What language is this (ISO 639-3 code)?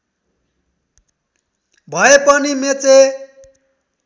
nep